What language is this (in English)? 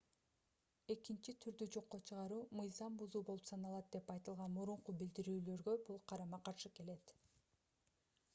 Kyrgyz